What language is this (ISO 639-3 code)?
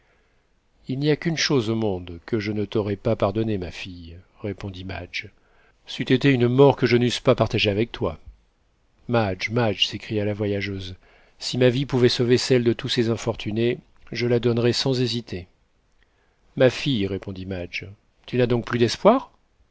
fra